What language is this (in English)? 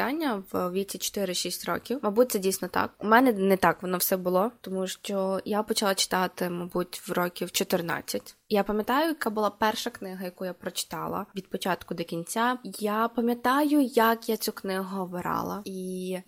Ukrainian